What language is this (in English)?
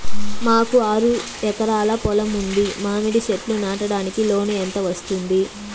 Telugu